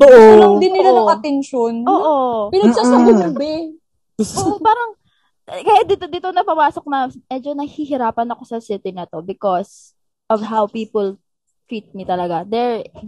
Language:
Filipino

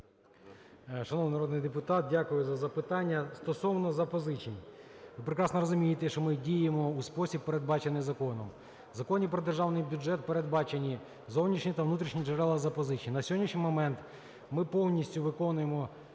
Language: Ukrainian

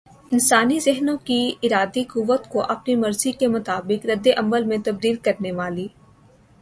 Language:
Urdu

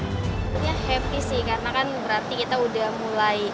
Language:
Indonesian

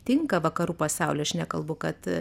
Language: Lithuanian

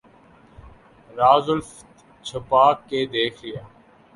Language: Urdu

